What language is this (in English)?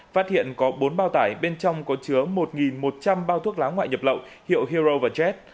Vietnamese